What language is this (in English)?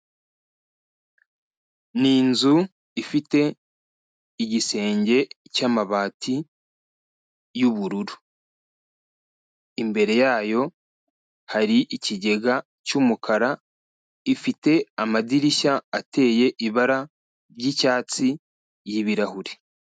Kinyarwanda